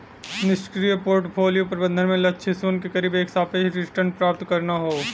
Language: Bhojpuri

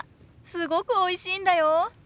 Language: Japanese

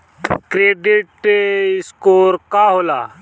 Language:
Bhojpuri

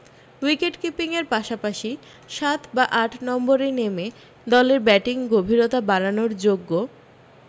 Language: Bangla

